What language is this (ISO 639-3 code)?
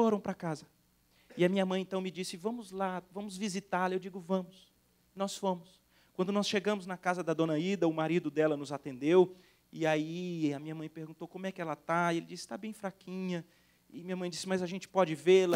por